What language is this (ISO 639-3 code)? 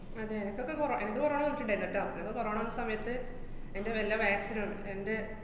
mal